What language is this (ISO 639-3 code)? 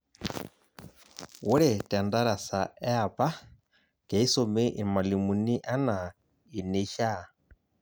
mas